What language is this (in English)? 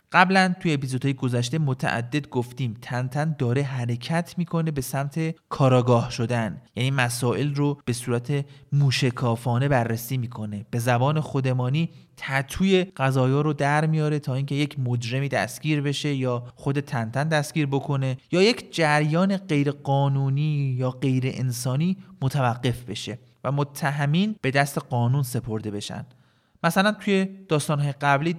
Persian